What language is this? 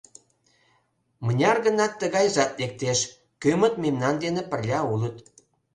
Mari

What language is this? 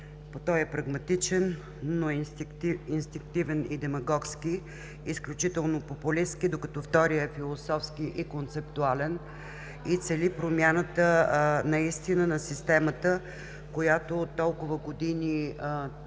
Bulgarian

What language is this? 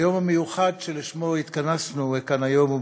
Hebrew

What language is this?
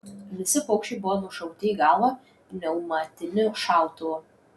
Lithuanian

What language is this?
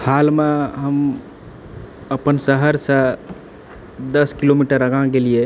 Maithili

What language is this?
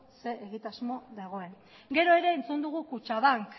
Basque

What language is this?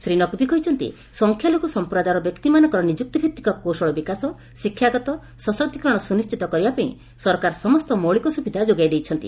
Odia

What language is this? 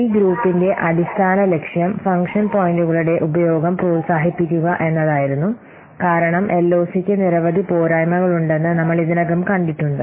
Malayalam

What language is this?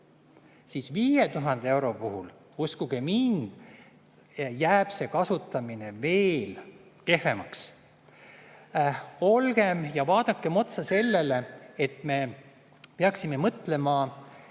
Estonian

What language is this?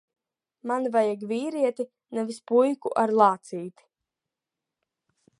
Latvian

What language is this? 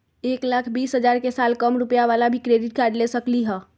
Magahi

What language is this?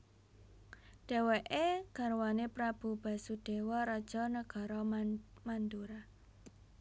Javanese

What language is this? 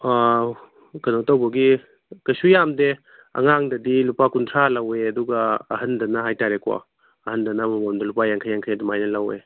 Manipuri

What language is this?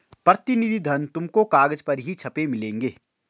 Hindi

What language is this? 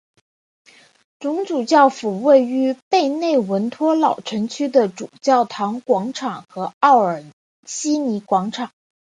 Chinese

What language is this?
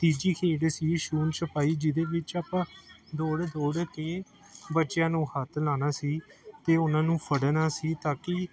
Punjabi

